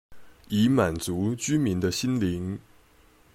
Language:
Chinese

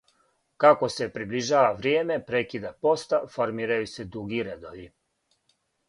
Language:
Serbian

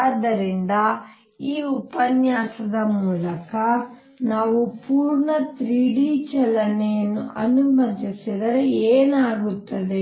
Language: Kannada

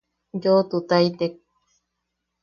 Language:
Yaqui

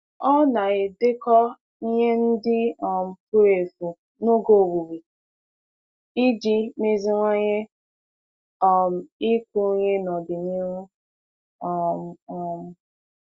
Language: Igbo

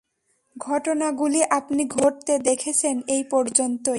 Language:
Bangla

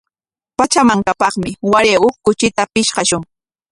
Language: Corongo Ancash Quechua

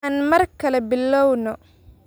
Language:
Somali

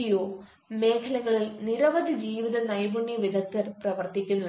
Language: Malayalam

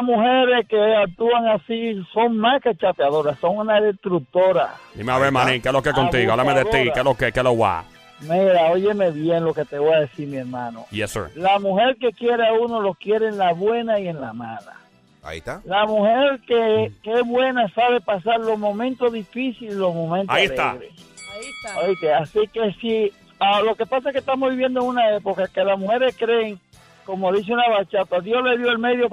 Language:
Spanish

